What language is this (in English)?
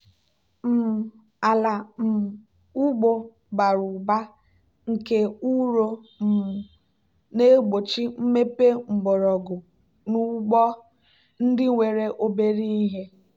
Igbo